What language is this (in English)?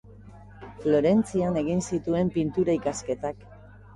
Basque